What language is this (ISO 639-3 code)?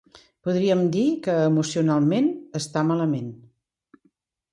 cat